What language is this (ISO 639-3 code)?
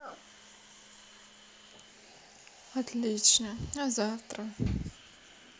rus